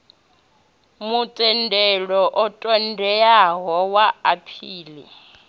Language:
Venda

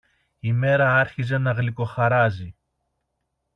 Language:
Greek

